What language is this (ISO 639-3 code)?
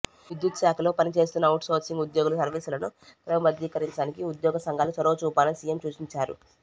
tel